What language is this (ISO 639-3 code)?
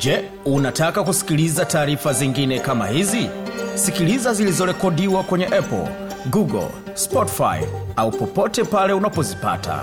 swa